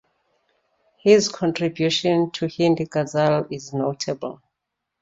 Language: English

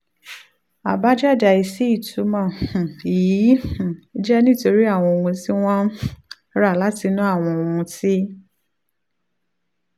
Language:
Yoruba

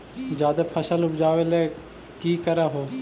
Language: Magahi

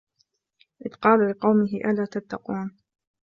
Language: Arabic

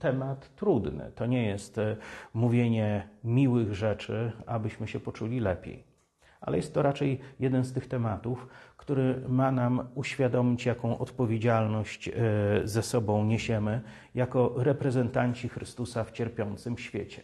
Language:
Polish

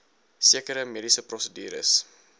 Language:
Afrikaans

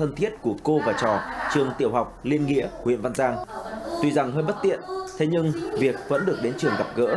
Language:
Vietnamese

